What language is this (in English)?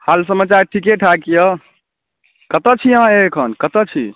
Maithili